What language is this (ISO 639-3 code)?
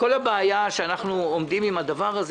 heb